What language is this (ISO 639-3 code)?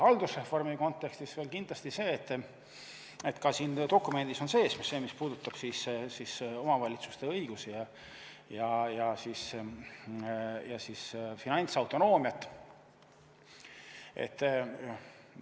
est